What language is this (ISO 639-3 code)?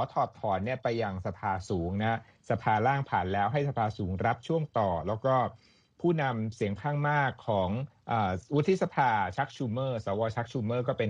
tha